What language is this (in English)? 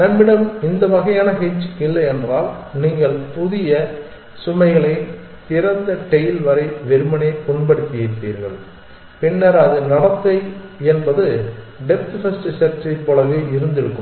Tamil